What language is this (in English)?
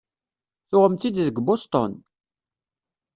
Kabyle